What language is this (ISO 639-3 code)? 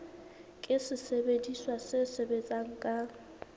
sot